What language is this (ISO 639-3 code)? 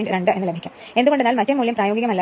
mal